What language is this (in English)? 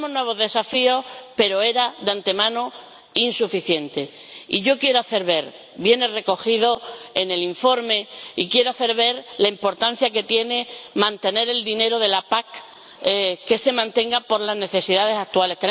Spanish